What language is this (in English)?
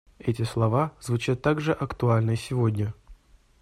Russian